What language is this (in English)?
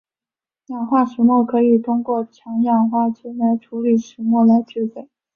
Chinese